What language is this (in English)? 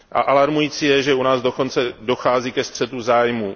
Czech